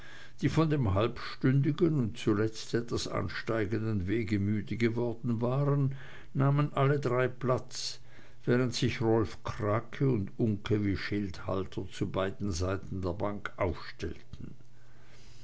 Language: German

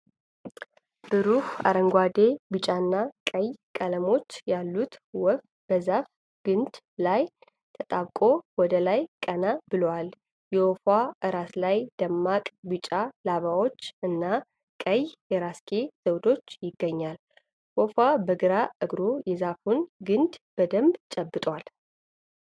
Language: Amharic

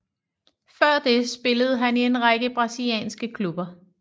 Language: Danish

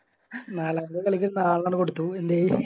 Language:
Malayalam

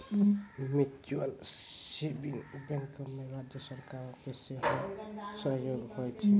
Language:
Maithili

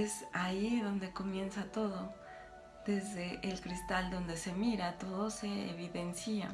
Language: Spanish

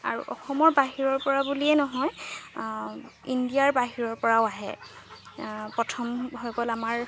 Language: Assamese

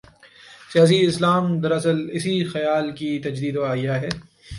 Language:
Urdu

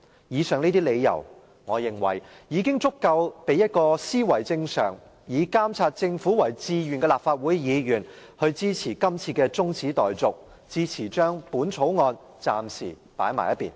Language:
Cantonese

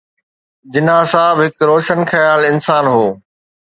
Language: Sindhi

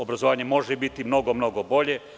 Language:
Serbian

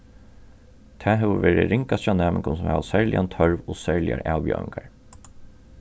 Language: Faroese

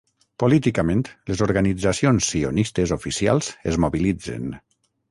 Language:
Catalan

